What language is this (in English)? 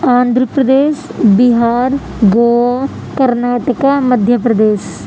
Urdu